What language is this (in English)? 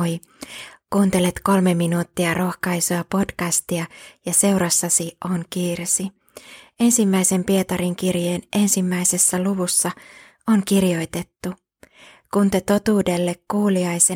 Finnish